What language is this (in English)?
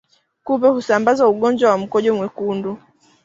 Swahili